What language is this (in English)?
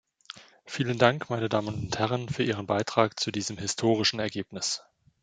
German